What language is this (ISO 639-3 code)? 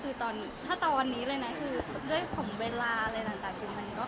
tha